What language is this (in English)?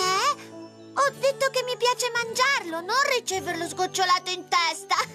Italian